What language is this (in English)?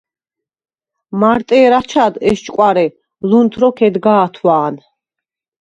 Svan